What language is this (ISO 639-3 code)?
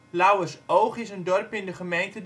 nld